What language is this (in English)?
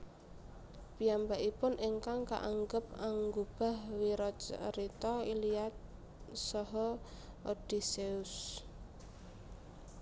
Javanese